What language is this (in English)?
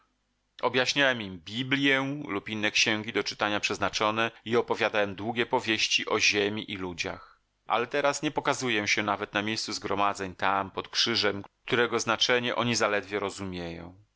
Polish